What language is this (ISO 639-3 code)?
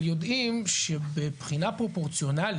heb